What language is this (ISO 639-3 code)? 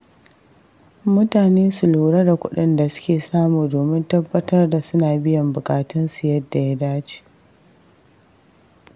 hau